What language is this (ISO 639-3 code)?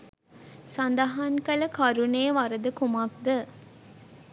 sin